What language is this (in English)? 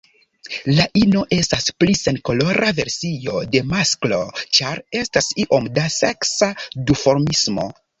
Esperanto